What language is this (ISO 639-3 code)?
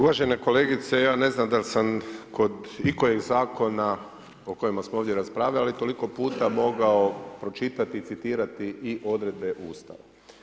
hrv